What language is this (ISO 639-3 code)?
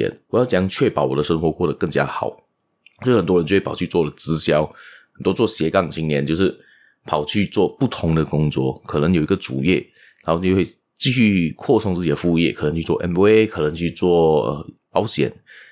zho